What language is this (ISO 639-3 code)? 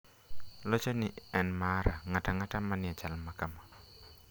luo